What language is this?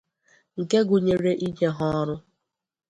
Igbo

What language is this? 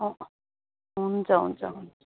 Nepali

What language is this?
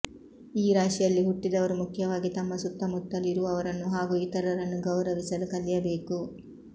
Kannada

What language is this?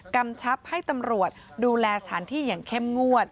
Thai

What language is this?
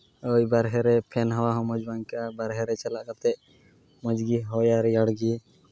Santali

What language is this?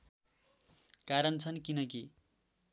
Nepali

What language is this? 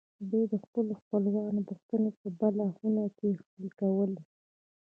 Pashto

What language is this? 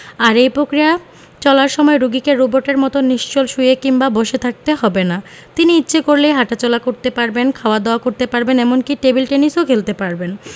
Bangla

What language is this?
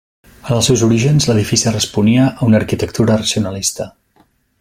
Catalan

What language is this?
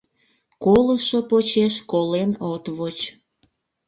Mari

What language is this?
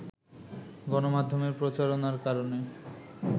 Bangla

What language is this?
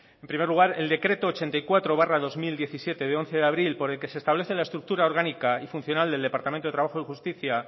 Spanish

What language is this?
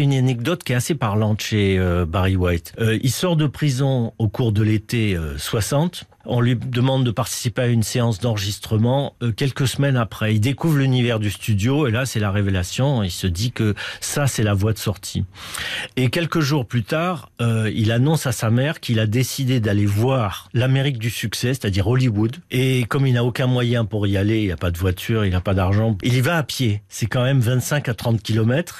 French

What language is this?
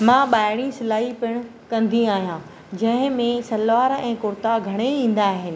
Sindhi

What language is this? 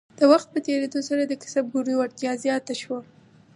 Pashto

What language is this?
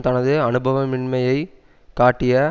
Tamil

